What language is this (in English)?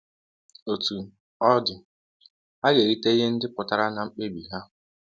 Igbo